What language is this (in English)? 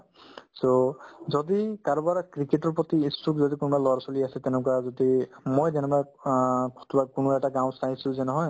Assamese